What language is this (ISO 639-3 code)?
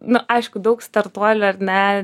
lit